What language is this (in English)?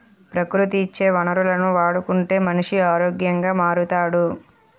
Telugu